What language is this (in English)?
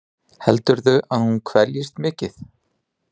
Icelandic